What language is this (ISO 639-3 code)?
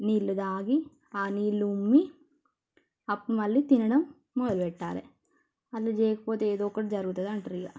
tel